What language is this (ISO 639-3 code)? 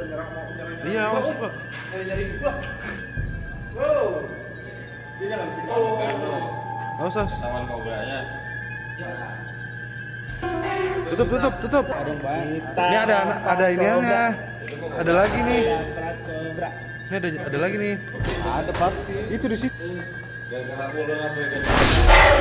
ind